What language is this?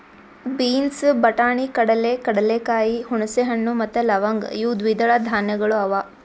Kannada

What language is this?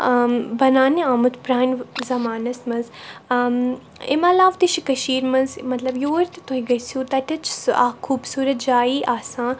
Kashmiri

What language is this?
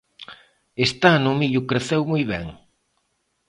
Galician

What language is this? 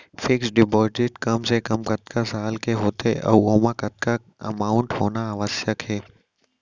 Chhattisgarhi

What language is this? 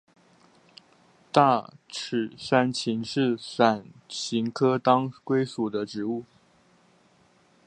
Chinese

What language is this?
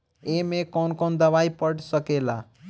Bhojpuri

